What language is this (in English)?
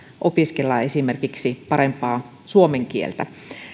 Finnish